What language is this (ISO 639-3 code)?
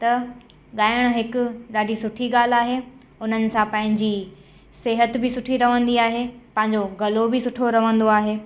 snd